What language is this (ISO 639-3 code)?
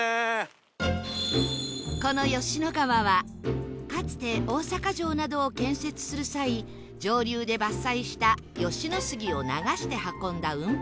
jpn